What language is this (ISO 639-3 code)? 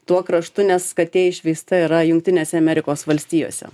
lit